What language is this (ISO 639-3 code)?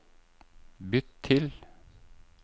nor